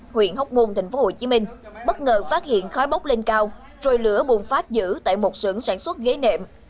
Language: Vietnamese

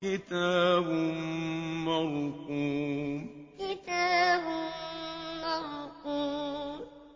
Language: Arabic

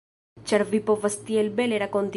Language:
Esperanto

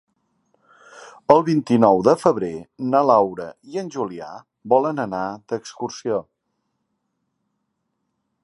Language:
Catalan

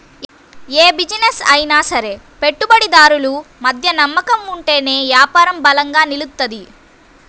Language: Telugu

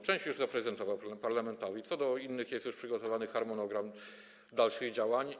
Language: Polish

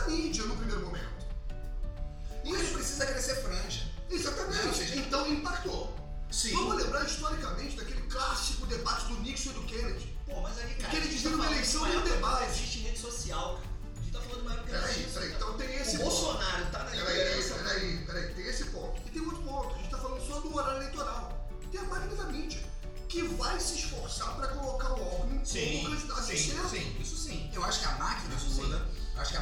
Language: Portuguese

